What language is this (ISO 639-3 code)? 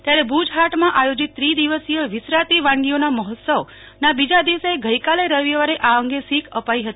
guj